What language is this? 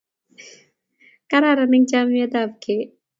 Kalenjin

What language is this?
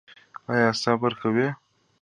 Pashto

